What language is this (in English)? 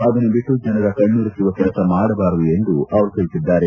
Kannada